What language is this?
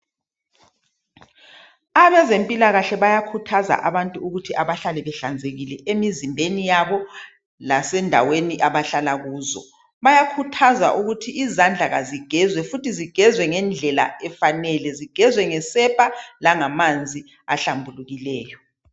North Ndebele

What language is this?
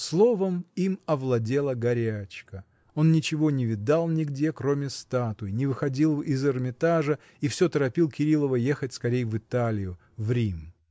Russian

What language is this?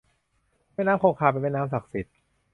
Thai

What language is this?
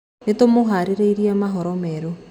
Kikuyu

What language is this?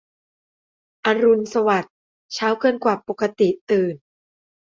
Thai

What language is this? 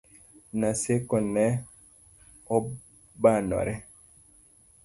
Luo (Kenya and Tanzania)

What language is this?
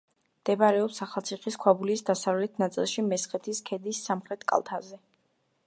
Georgian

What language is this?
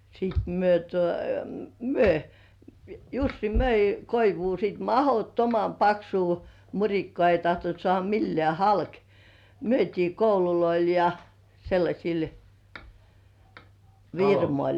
Finnish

